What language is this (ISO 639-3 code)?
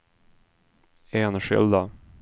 swe